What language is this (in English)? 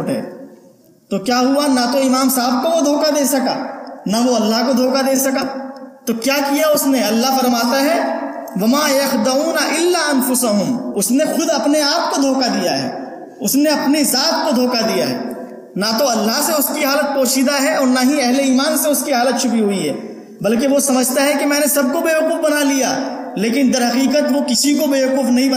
Urdu